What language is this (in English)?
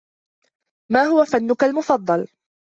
Arabic